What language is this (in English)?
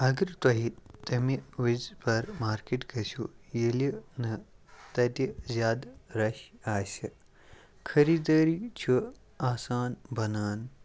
Kashmiri